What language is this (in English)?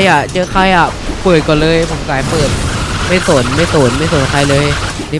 Thai